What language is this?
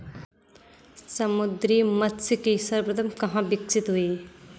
Hindi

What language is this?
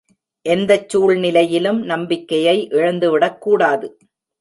Tamil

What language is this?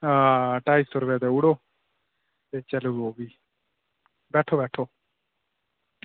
Dogri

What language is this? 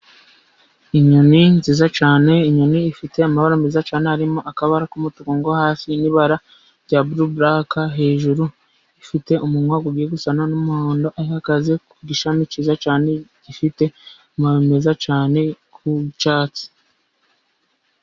Kinyarwanda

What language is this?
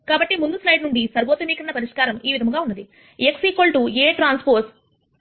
Telugu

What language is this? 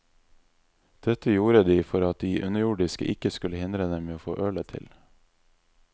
Norwegian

